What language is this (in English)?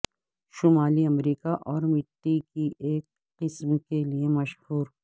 Urdu